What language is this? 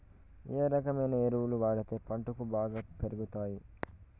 Telugu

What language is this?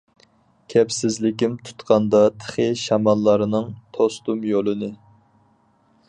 Uyghur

